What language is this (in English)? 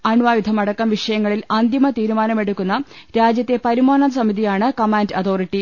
Malayalam